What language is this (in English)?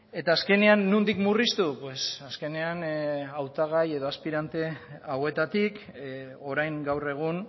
Basque